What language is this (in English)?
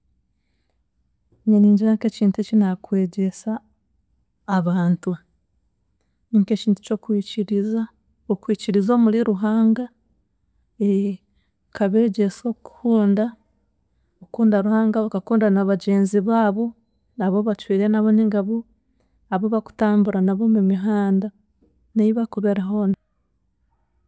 Chiga